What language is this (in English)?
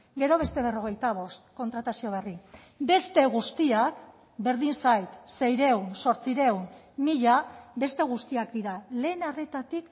Basque